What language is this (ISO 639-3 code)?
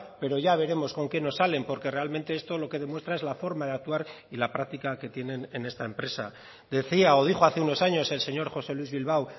spa